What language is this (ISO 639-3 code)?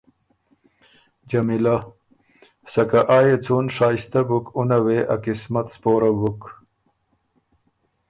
oru